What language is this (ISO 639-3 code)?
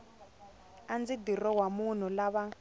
tso